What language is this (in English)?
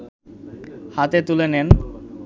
Bangla